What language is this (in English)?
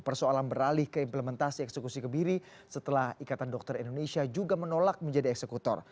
Indonesian